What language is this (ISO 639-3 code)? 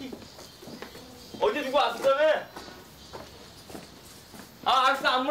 kor